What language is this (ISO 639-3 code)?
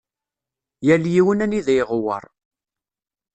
kab